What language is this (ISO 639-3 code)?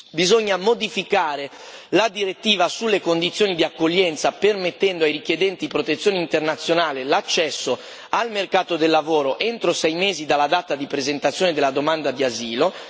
ita